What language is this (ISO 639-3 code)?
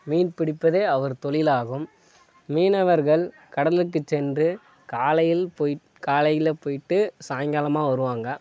tam